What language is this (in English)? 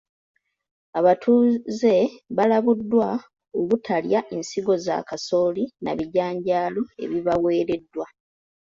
Ganda